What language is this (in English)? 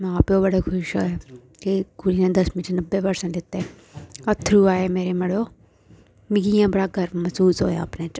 Dogri